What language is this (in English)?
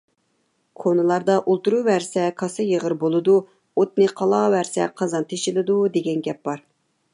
Uyghur